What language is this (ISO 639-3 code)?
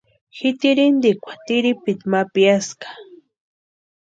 pua